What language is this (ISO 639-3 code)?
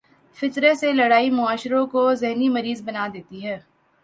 urd